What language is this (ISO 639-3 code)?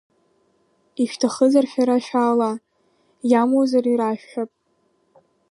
abk